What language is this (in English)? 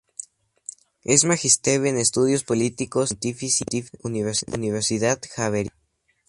Spanish